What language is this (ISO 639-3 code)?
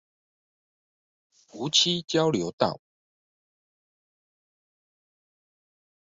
zho